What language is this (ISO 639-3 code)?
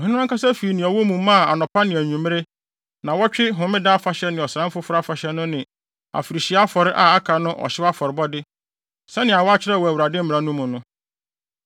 aka